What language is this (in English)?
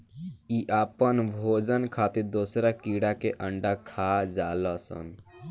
Bhojpuri